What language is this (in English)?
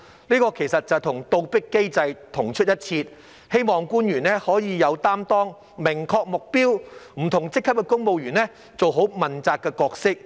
Cantonese